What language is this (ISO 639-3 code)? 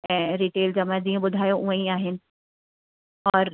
snd